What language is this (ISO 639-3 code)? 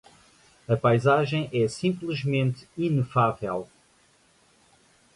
por